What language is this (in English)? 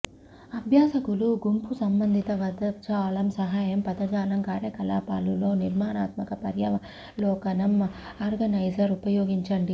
Telugu